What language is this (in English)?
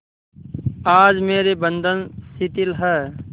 Hindi